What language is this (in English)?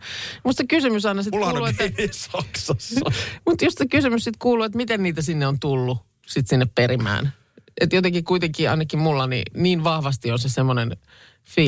Finnish